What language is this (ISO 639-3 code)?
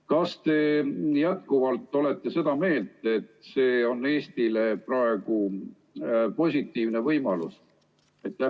est